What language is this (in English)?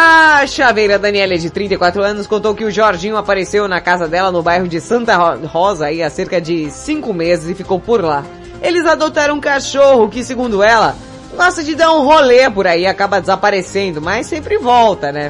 Portuguese